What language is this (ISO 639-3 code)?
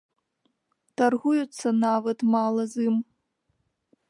bel